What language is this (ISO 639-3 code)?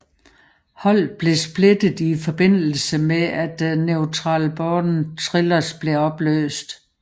dan